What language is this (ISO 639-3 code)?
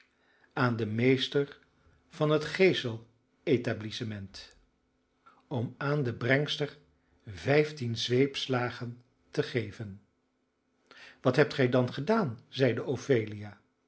nld